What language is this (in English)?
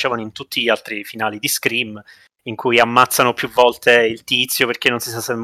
Italian